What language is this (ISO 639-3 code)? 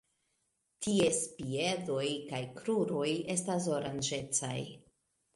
epo